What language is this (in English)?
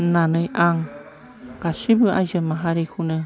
Bodo